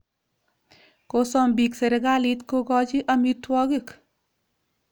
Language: Kalenjin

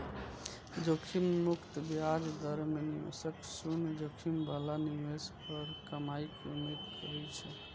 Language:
Maithili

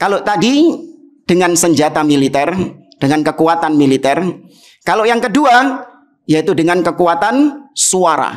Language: Indonesian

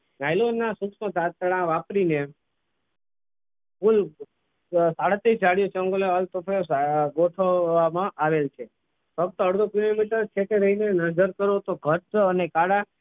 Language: Gujarati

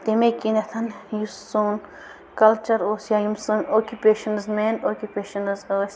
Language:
Kashmiri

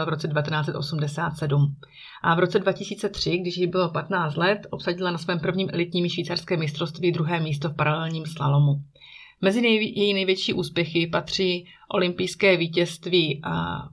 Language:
Czech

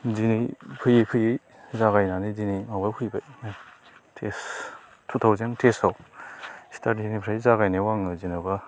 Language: Bodo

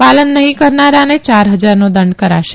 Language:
Gujarati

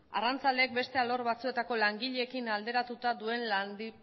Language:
Basque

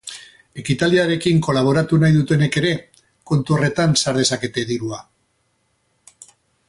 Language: Basque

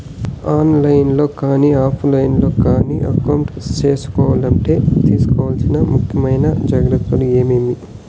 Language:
Telugu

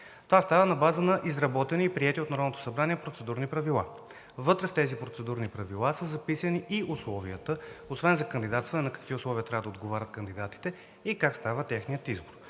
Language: Bulgarian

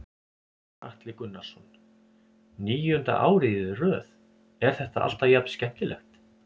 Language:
Icelandic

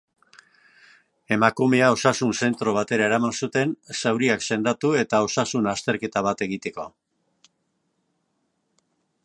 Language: Basque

